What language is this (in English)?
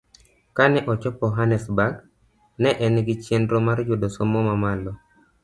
Luo (Kenya and Tanzania)